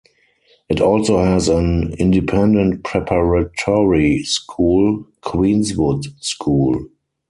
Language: English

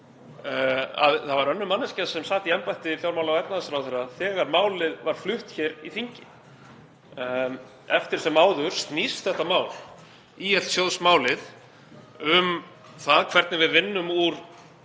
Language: Icelandic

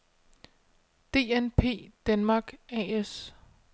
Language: Danish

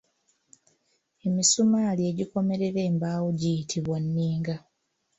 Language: Ganda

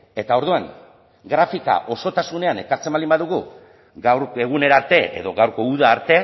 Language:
Basque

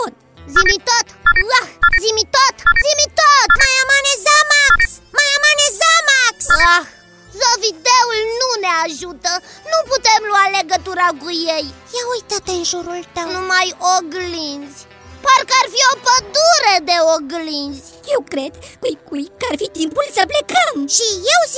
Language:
Romanian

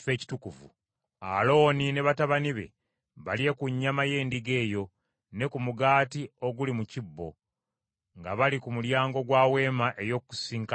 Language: Ganda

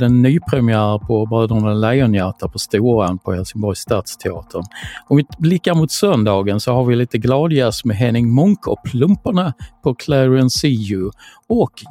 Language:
Swedish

